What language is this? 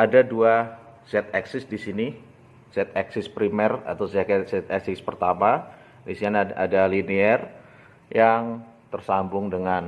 Indonesian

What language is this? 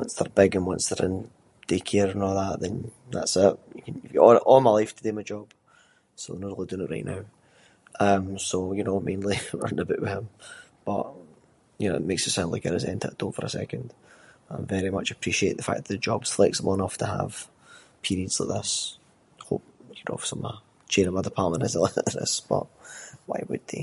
Scots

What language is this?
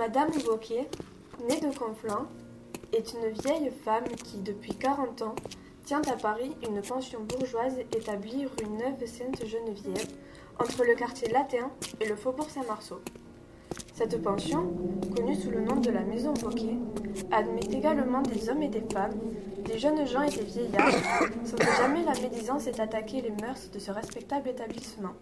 French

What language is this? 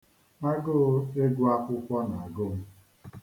Igbo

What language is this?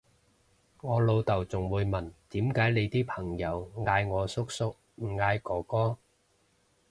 Cantonese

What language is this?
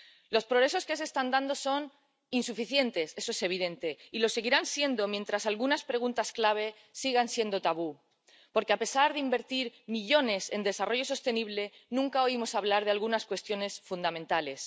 Spanish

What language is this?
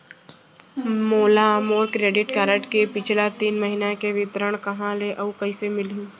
Chhattisgarhi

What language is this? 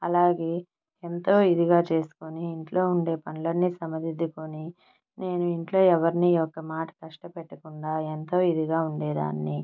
Telugu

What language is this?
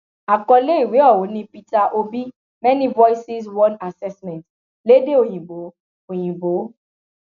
Yoruba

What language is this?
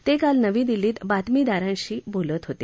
Marathi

